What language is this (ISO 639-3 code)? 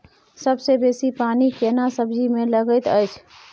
mai